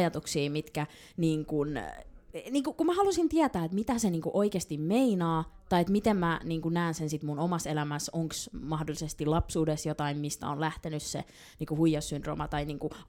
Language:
Finnish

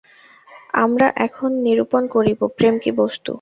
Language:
Bangla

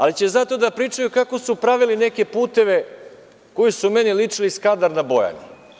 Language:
Serbian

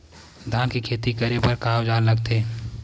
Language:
Chhattisgarhi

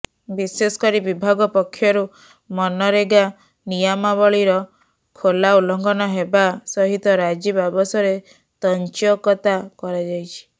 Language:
Odia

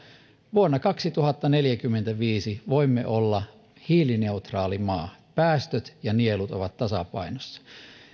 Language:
Finnish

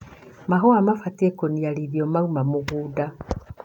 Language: Kikuyu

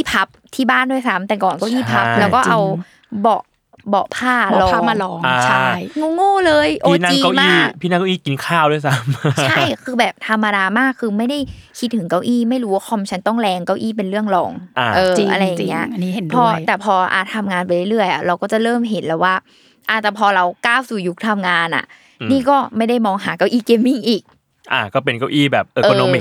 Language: Thai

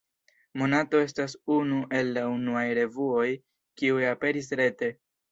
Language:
Esperanto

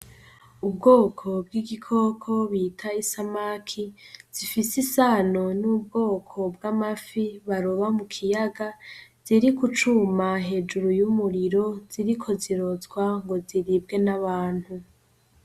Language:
Rundi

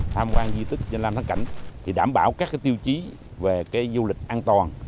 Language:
Vietnamese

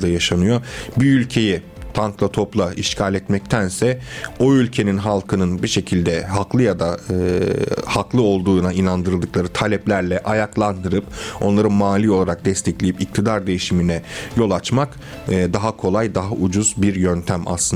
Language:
Turkish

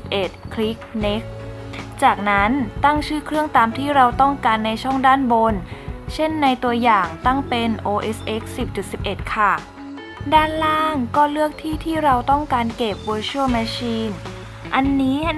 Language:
Thai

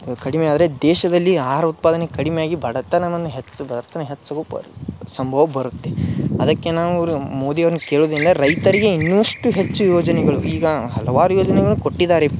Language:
Kannada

